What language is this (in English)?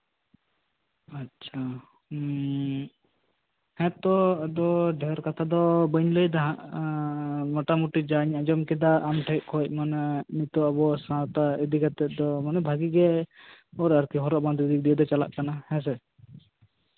Santali